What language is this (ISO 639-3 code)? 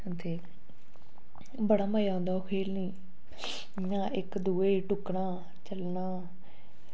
doi